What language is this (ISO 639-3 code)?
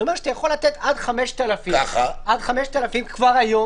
heb